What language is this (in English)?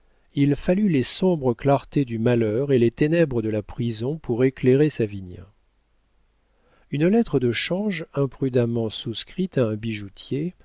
French